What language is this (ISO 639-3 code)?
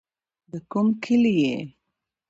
pus